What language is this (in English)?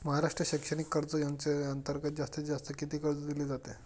Marathi